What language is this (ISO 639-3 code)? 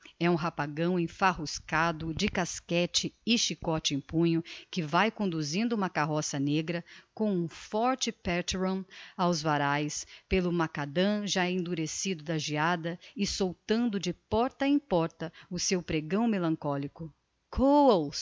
por